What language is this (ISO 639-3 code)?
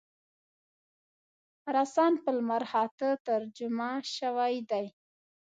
pus